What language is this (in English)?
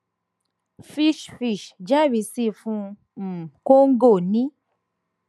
Yoruba